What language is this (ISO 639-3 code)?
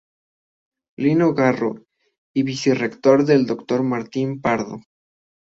spa